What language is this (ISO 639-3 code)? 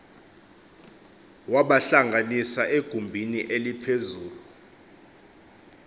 xho